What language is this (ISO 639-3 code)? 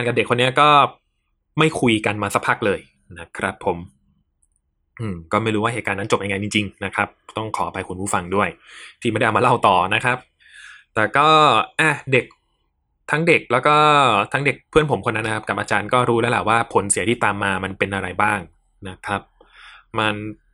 tha